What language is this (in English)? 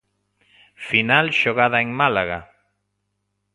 Galician